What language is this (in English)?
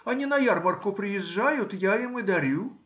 Russian